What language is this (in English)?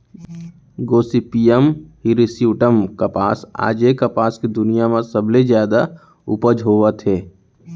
Chhattisgarhi